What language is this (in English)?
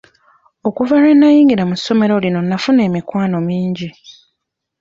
Ganda